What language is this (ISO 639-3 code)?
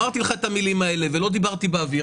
heb